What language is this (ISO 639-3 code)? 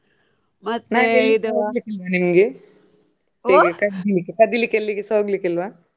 kan